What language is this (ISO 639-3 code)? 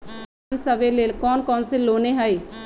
mag